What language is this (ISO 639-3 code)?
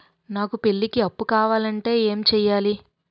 tel